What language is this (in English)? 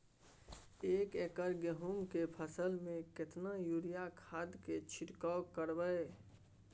Maithili